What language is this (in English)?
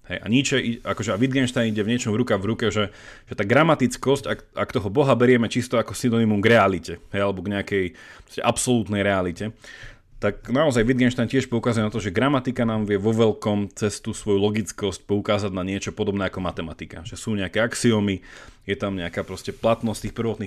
Slovak